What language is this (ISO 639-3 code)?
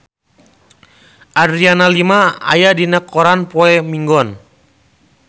sun